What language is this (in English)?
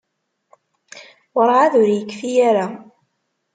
Kabyle